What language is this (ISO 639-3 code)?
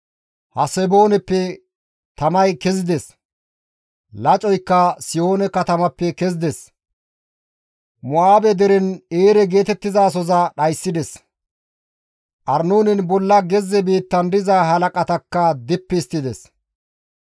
gmv